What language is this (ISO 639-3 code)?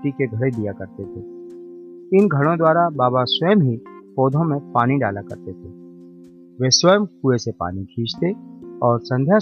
hin